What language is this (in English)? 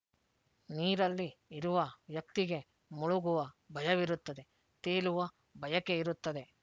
Kannada